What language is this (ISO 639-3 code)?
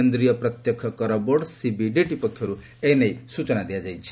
ori